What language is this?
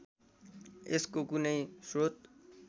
Nepali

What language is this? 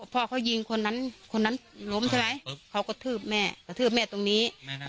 Thai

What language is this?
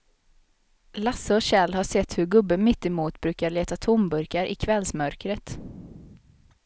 Swedish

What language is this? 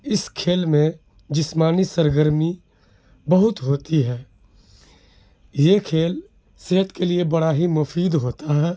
Urdu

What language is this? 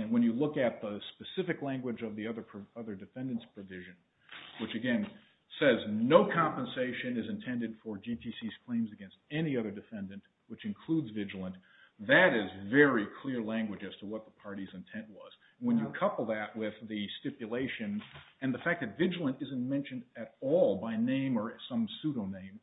English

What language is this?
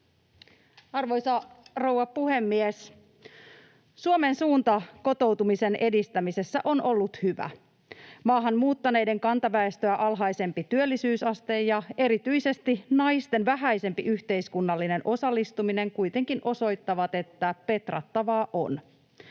Finnish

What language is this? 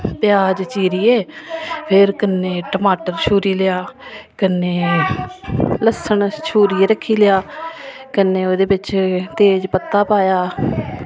Dogri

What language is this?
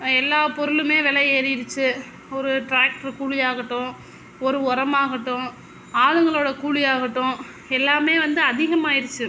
Tamil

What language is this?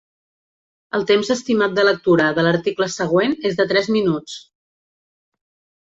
Catalan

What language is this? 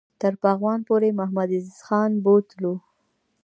Pashto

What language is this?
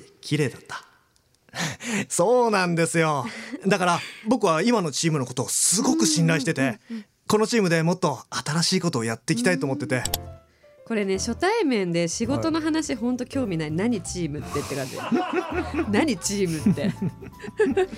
Japanese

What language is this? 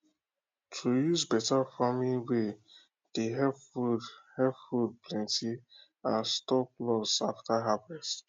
Nigerian Pidgin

